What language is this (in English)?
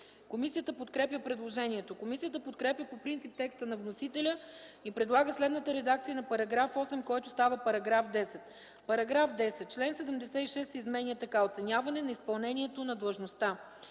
Bulgarian